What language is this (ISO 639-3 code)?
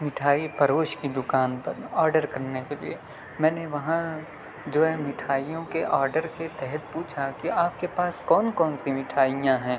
urd